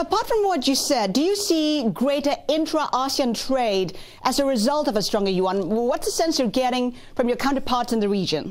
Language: English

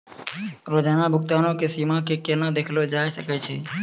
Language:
Maithili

